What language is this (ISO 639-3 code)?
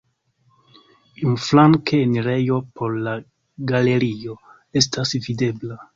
epo